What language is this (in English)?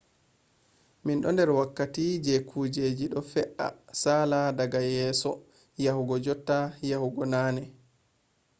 Fula